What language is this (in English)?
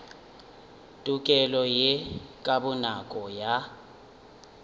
Northern Sotho